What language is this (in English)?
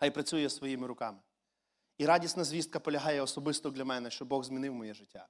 Ukrainian